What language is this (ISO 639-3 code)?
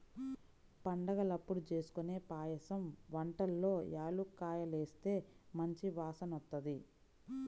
tel